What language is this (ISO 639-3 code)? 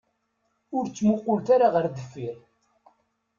kab